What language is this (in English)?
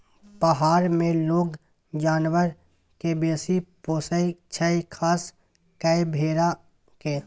Maithili